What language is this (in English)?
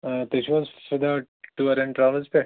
Kashmiri